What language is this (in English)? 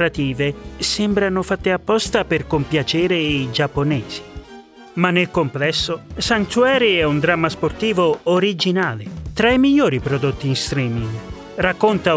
Italian